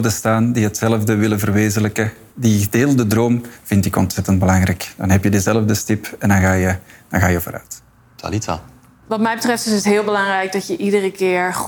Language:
Dutch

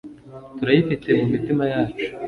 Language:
Kinyarwanda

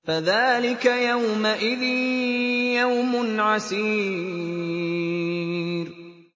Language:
Arabic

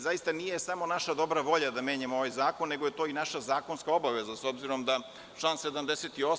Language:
Serbian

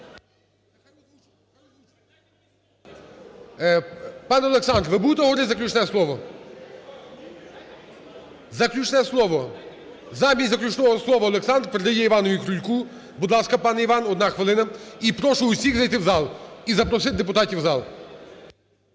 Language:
Ukrainian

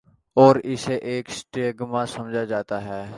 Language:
Urdu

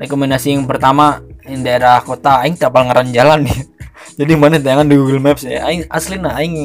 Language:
Indonesian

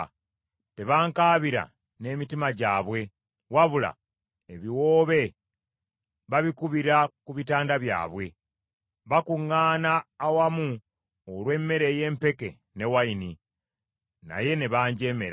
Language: Ganda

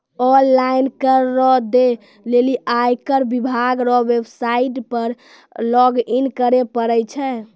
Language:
Maithili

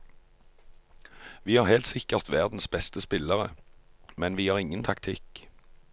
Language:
Norwegian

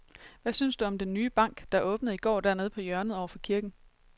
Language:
Danish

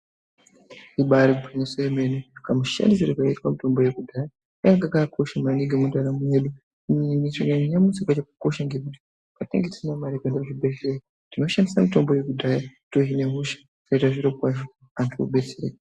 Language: Ndau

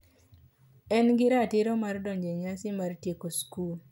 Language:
Luo (Kenya and Tanzania)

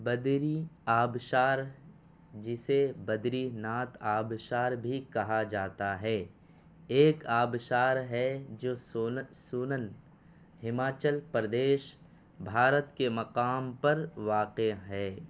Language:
Urdu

